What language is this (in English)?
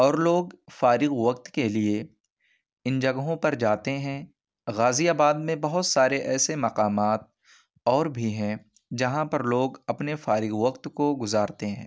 Urdu